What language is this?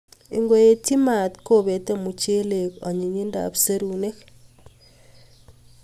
Kalenjin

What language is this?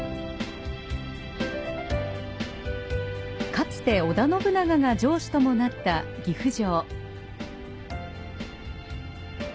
Japanese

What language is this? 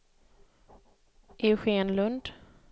Swedish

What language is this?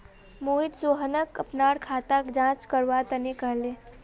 Magahi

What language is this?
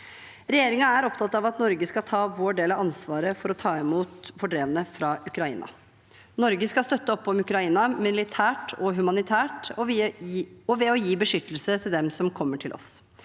Norwegian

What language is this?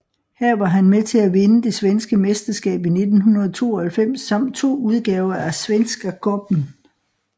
Danish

